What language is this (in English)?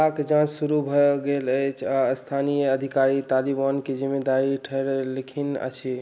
Maithili